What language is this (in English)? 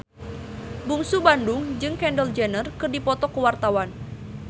Sundanese